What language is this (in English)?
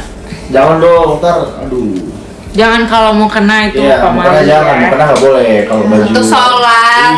Indonesian